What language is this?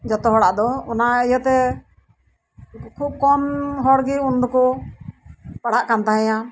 Santali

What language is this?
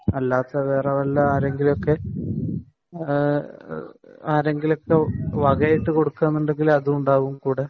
Malayalam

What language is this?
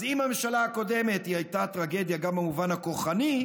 Hebrew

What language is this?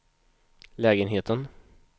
Swedish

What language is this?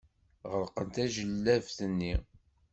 Kabyle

